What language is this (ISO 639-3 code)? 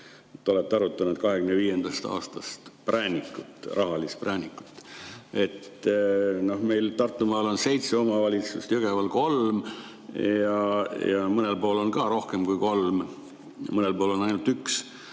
est